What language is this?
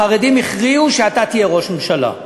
Hebrew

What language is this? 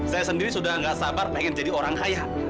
Indonesian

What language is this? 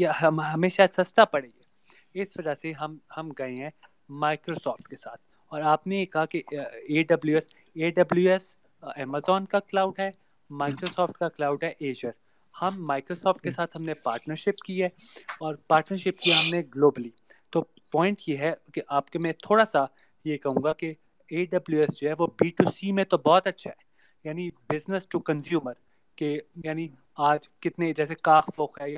Urdu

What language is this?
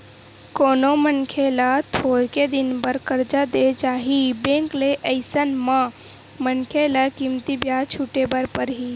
Chhattisgarhi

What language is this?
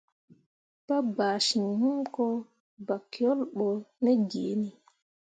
Mundang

